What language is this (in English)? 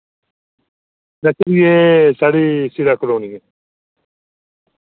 Dogri